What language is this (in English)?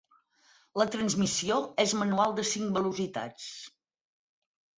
Catalan